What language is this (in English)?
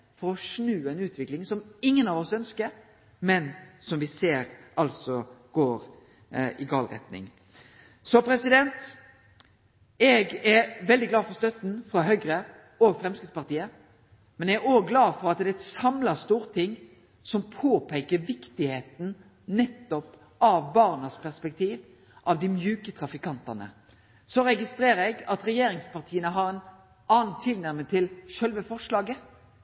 Norwegian Nynorsk